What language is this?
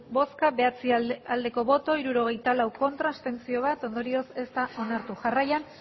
Basque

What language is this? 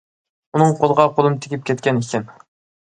Uyghur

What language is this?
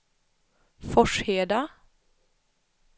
Swedish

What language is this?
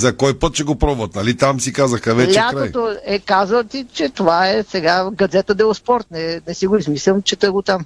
Bulgarian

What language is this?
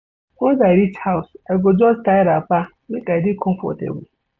Nigerian Pidgin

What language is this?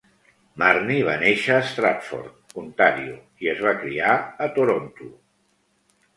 Catalan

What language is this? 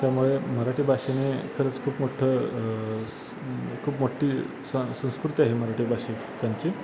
Marathi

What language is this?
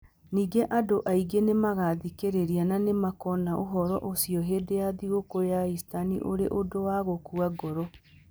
Kikuyu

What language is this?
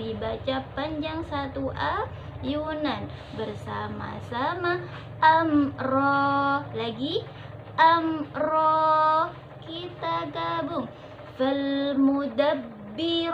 Indonesian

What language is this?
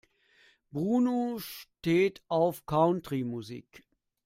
German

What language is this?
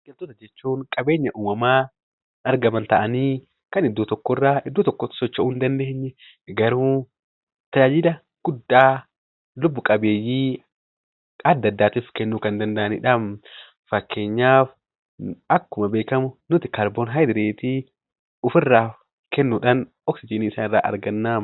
Oromo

